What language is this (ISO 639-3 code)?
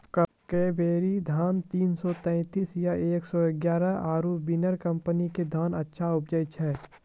mai